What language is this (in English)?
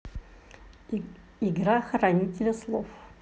Russian